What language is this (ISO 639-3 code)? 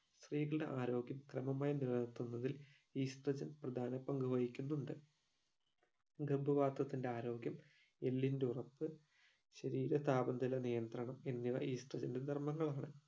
mal